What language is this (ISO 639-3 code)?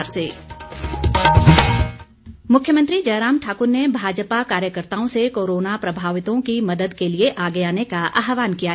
hin